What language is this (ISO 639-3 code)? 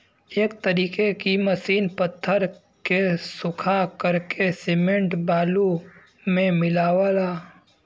bho